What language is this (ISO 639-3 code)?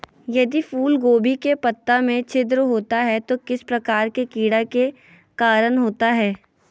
mag